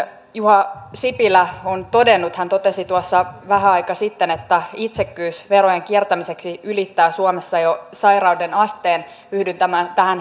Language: Finnish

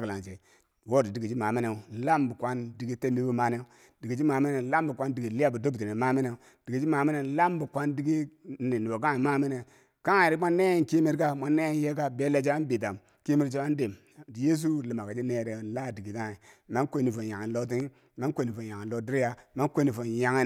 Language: Bangwinji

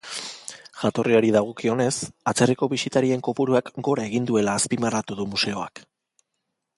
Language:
Basque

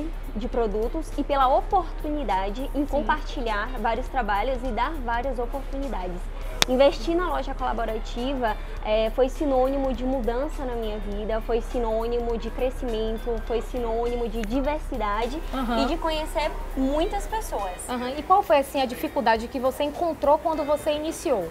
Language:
Portuguese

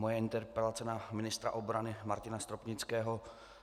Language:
Czech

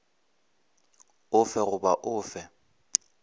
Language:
Northern Sotho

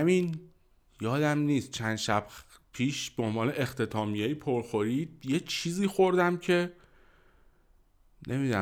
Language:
Persian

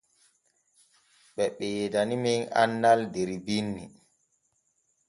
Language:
Borgu Fulfulde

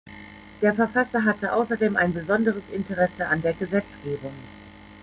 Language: German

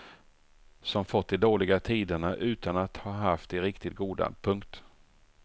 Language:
Swedish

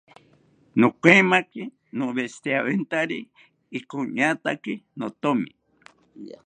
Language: South Ucayali Ashéninka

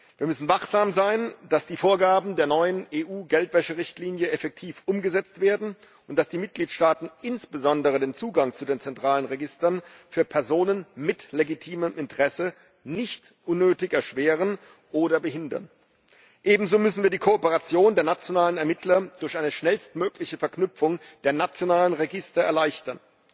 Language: German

